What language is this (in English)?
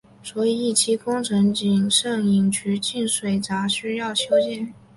Chinese